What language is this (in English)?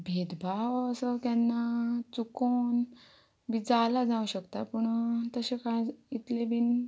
Konkani